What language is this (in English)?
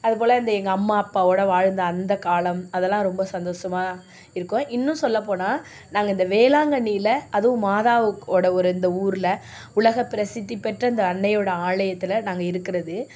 Tamil